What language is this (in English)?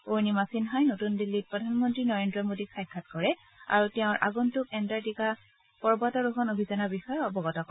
Assamese